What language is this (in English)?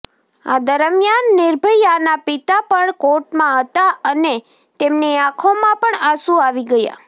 Gujarati